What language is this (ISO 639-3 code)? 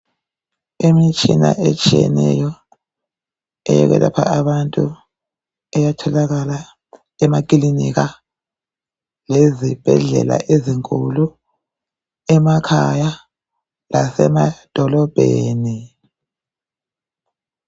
nde